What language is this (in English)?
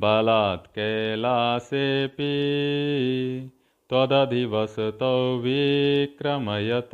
Hindi